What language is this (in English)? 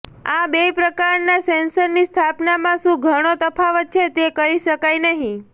Gujarati